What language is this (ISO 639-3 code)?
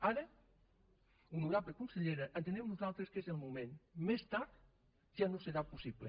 cat